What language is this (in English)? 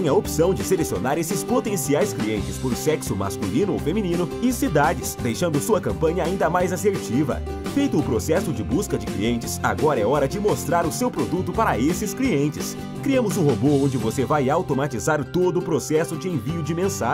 Portuguese